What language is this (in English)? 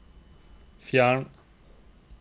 Norwegian